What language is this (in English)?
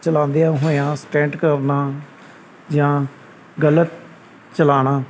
Punjabi